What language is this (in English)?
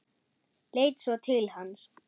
Icelandic